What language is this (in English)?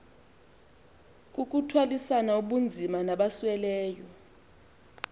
Xhosa